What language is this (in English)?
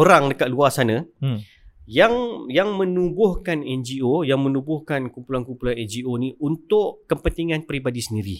Malay